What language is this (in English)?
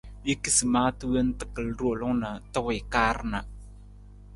Nawdm